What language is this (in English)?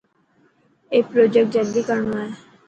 Dhatki